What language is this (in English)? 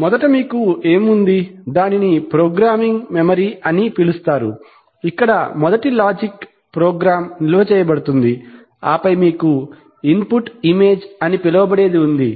Telugu